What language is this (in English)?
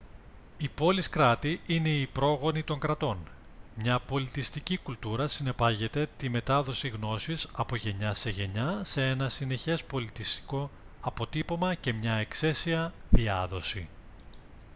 Greek